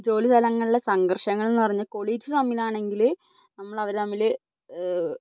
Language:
Malayalam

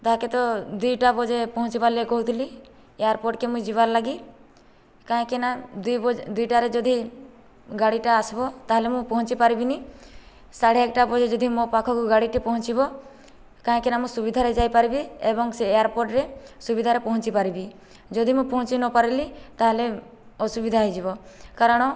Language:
Odia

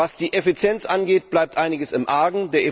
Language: German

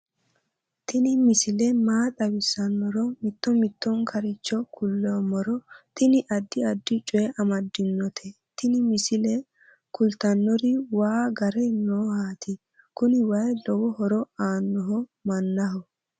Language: Sidamo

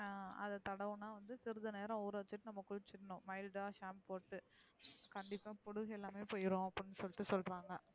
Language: Tamil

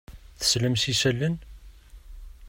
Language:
Kabyle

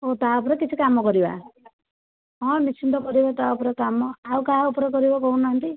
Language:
Odia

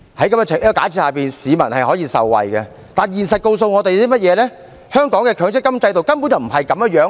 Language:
Cantonese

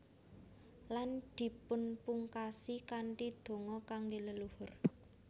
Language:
Javanese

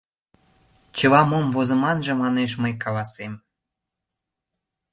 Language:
Mari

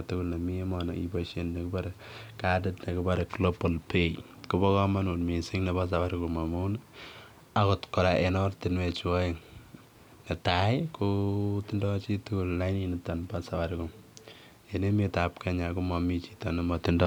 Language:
Kalenjin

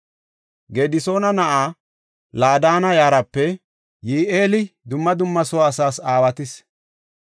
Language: Gofa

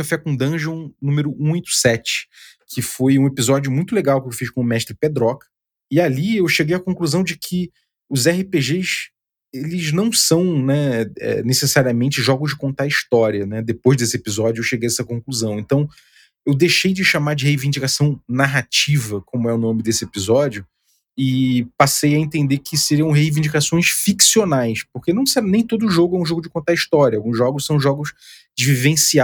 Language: Portuguese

